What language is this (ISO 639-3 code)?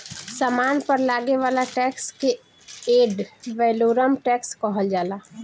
bho